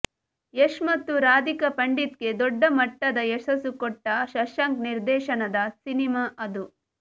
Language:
Kannada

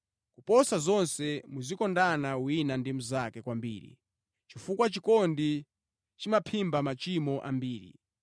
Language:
Nyanja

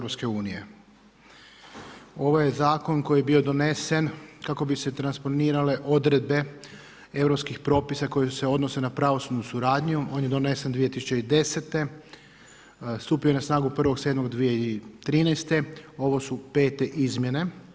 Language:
Croatian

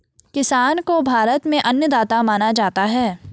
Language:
Hindi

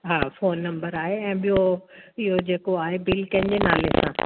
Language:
Sindhi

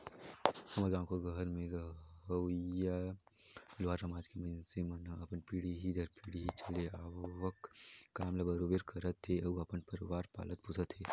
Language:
Chhattisgarhi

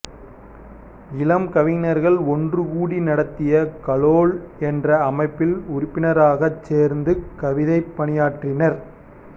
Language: Tamil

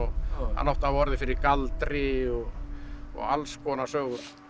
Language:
Icelandic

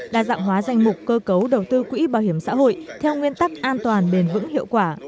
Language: Vietnamese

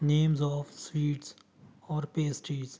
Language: Punjabi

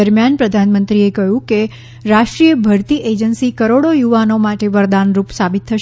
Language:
Gujarati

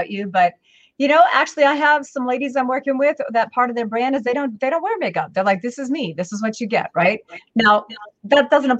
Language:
English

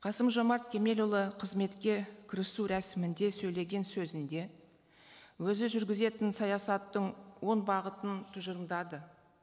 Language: Kazakh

